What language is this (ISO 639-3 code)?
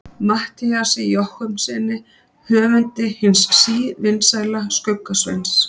isl